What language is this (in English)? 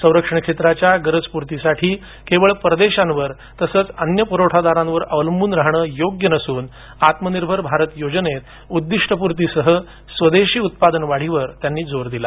Marathi